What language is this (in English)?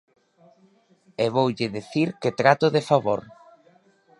Galician